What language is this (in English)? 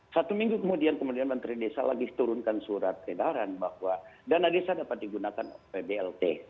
Indonesian